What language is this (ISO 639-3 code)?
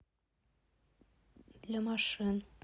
rus